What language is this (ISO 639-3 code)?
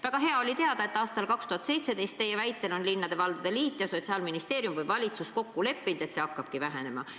est